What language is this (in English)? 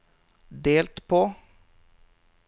Norwegian